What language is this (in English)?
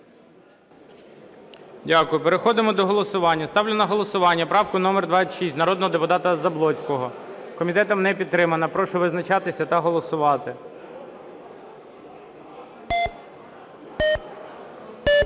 Ukrainian